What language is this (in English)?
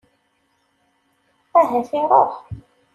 Kabyle